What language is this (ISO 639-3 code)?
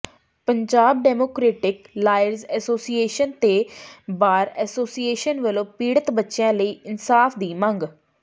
pan